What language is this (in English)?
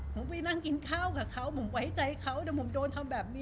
Thai